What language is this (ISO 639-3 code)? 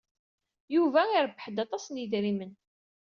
kab